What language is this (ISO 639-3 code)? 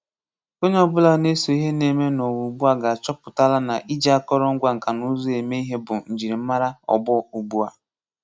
ibo